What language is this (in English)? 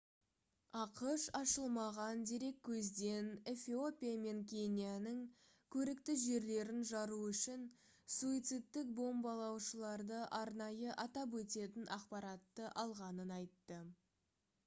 Kazakh